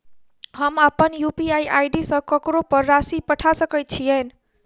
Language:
Maithili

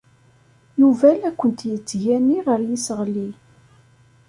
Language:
Kabyle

